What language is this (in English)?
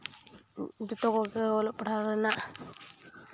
Santali